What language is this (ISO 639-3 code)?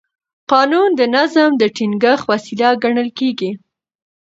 pus